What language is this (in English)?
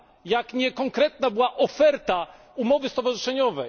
Polish